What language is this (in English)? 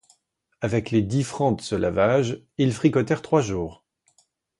French